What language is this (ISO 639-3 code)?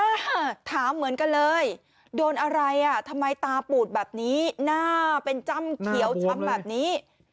tha